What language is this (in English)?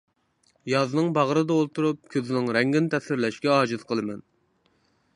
Uyghur